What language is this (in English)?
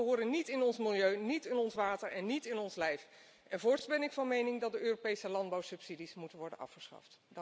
Dutch